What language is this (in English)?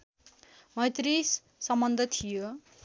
Nepali